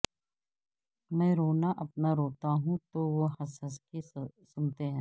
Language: Urdu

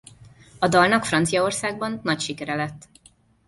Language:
Hungarian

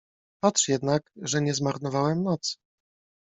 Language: Polish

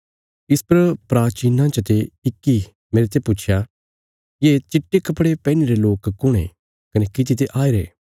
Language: Bilaspuri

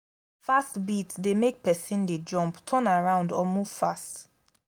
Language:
Nigerian Pidgin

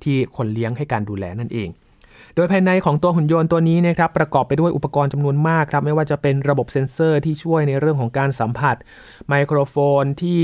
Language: Thai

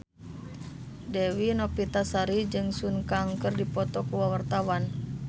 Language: Sundanese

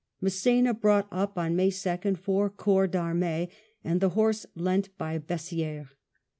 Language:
English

